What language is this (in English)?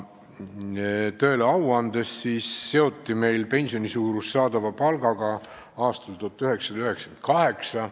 Estonian